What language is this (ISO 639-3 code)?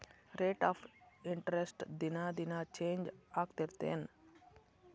kan